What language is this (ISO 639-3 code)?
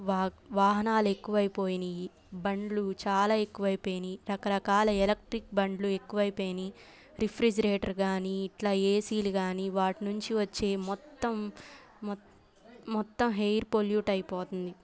tel